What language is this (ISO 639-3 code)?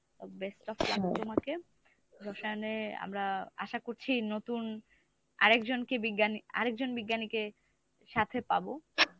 ben